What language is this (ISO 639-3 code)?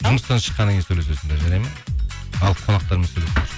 kaz